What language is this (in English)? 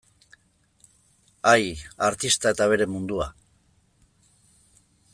Basque